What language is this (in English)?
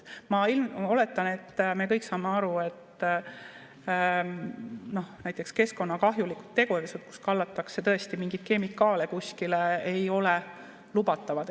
Estonian